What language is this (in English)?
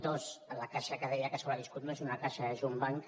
Catalan